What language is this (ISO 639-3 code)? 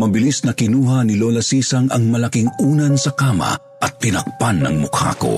fil